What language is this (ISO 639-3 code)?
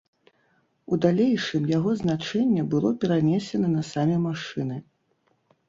bel